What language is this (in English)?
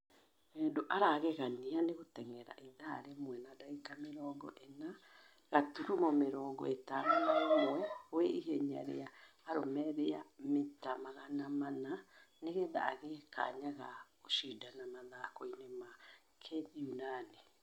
Kikuyu